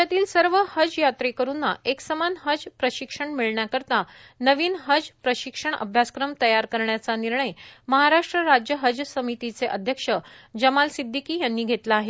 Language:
Marathi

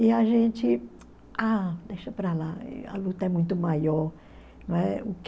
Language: Portuguese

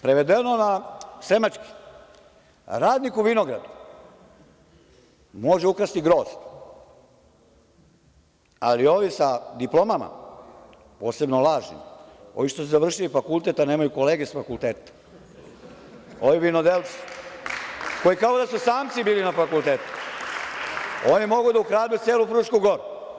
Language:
Serbian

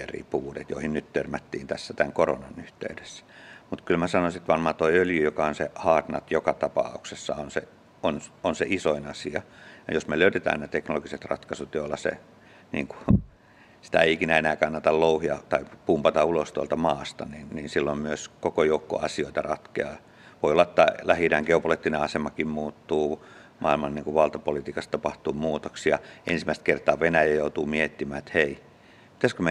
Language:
Finnish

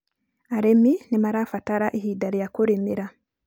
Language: Kikuyu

